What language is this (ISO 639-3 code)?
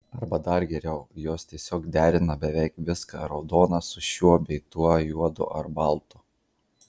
lit